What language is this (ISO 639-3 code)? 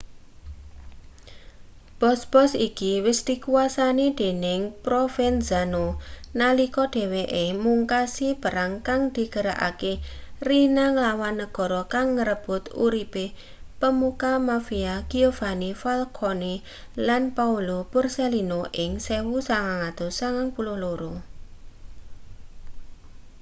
jav